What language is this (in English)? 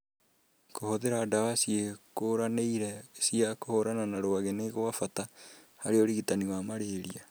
Kikuyu